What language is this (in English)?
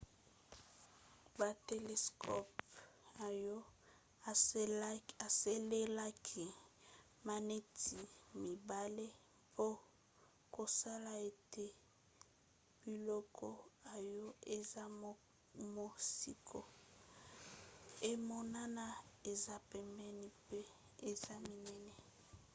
Lingala